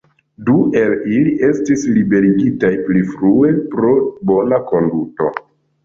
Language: Esperanto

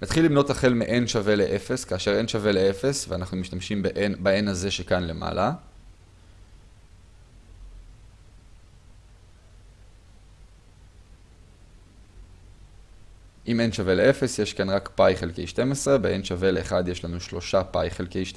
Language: Hebrew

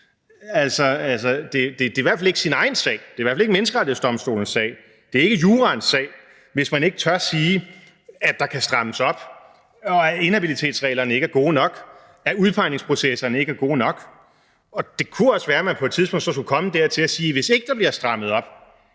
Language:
Danish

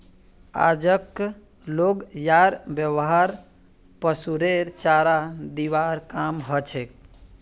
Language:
Magahi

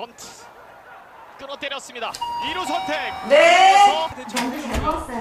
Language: Korean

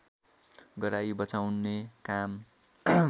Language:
Nepali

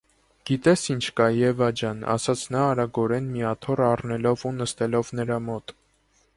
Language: Armenian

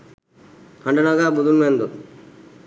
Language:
Sinhala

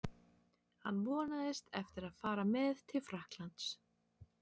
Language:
Icelandic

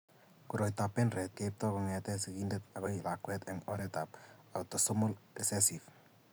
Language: Kalenjin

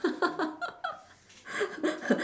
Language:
English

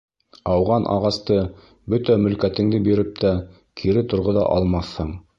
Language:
Bashkir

